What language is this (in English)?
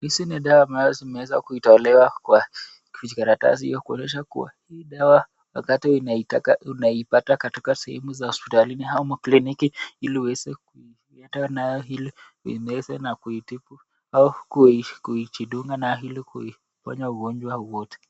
Swahili